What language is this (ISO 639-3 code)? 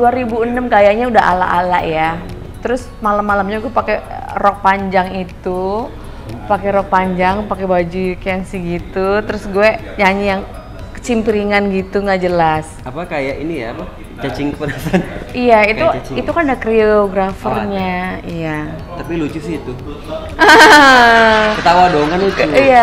ind